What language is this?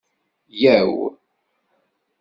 Kabyle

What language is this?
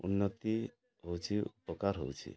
Odia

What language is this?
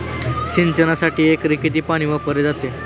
Marathi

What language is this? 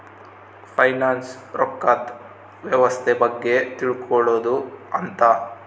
Kannada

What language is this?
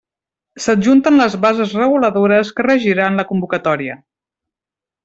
Catalan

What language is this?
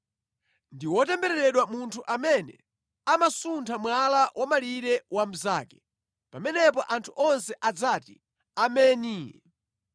Nyanja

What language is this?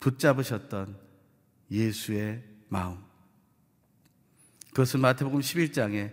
Korean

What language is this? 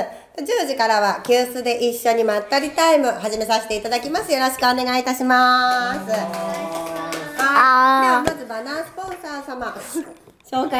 Japanese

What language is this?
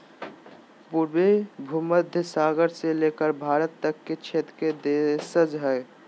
Magahi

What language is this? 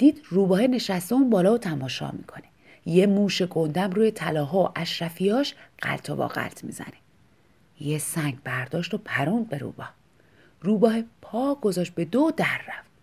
Persian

